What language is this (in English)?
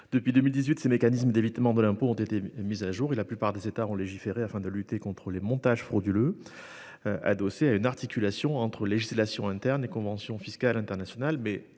French